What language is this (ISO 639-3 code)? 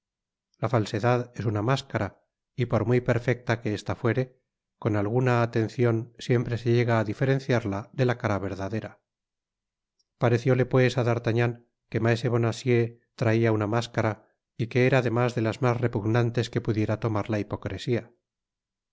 spa